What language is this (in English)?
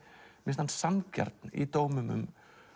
Icelandic